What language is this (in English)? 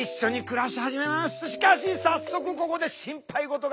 Japanese